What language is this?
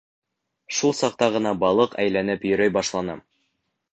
Bashkir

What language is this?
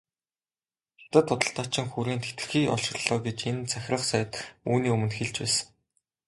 Mongolian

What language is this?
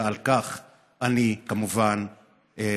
Hebrew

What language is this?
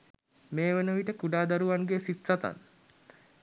Sinhala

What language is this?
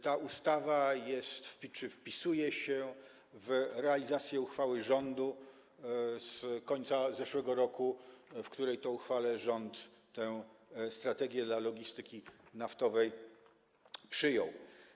Polish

